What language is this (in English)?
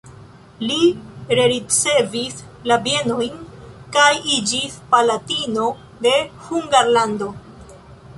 Esperanto